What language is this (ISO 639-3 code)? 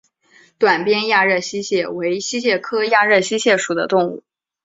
zho